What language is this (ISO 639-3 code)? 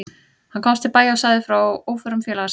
isl